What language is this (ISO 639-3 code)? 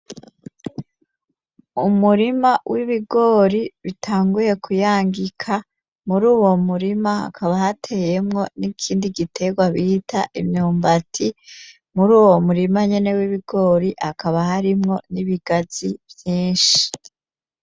run